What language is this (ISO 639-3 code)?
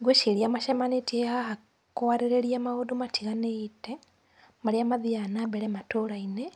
kik